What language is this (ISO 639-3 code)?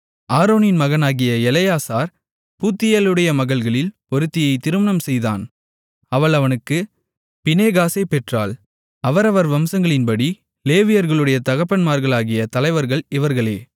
tam